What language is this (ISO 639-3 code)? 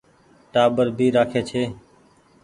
gig